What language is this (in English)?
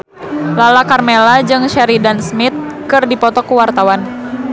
Sundanese